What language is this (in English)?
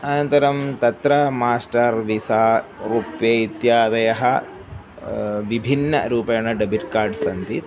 Sanskrit